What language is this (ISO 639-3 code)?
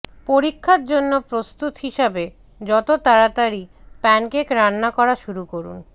ben